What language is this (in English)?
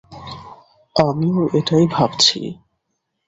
Bangla